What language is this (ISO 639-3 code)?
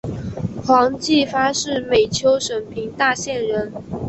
zho